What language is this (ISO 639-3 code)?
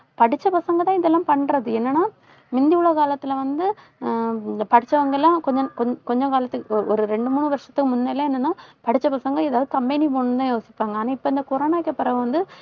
tam